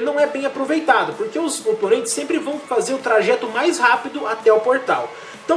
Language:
Portuguese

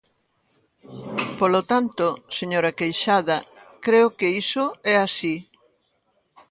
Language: Galician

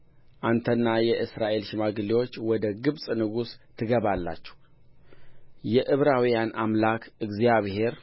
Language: Amharic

